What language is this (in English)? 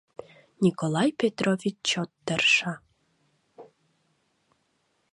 Mari